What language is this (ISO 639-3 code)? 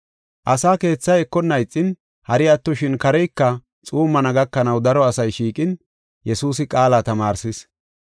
gof